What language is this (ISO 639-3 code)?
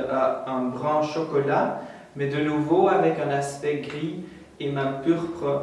fra